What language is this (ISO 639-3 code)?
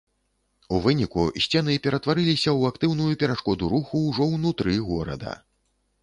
bel